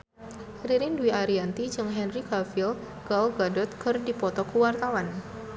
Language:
Sundanese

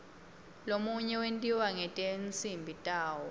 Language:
Swati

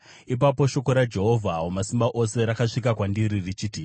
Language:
Shona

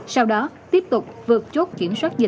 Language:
Vietnamese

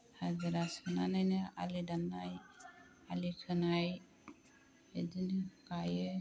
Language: Bodo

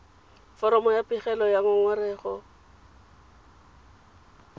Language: Tswana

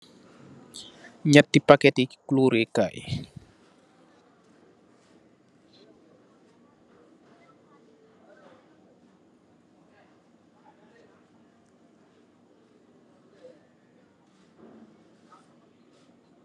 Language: Wolof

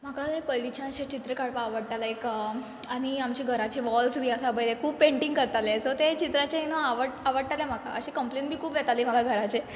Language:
Konkani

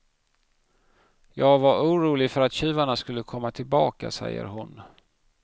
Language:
Swedish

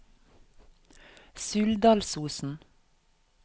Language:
Norwegian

